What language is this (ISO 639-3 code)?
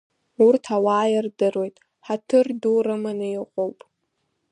abk